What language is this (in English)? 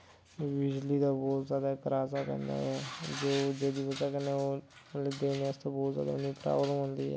Dogri